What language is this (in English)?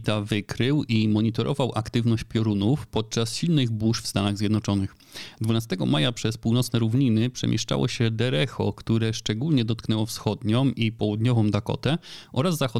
Polish